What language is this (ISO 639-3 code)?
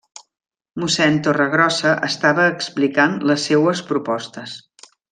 cat